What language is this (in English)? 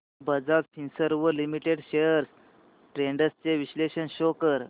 Marathi